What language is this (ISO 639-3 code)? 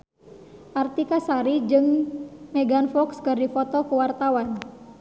sun